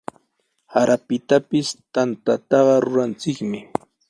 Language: Sihuas Ancash Quechua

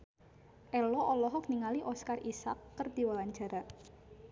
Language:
Sundanese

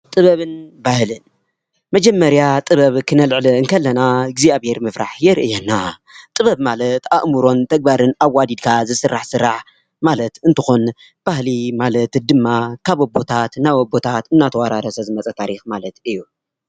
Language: Tigrinya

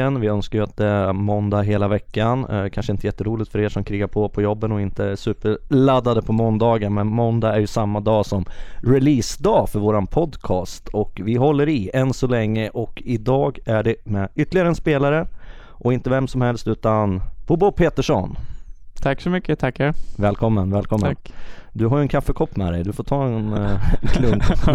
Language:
Swedish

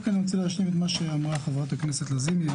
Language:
Hebrew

